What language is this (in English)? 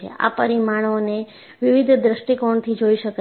Gujarati